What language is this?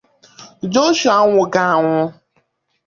Igbo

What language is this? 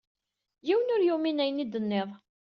Kabyle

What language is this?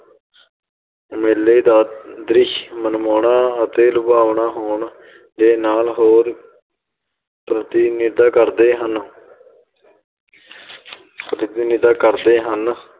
Punjabi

